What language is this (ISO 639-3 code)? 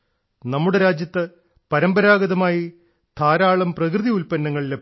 mal